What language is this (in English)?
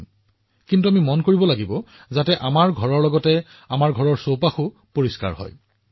Assamese